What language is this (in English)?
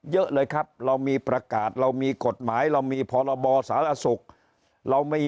Thai